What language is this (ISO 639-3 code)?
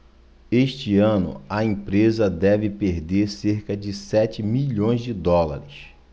por